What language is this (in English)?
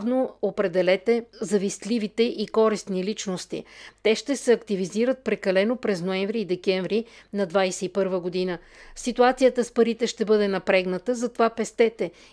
Bulgarian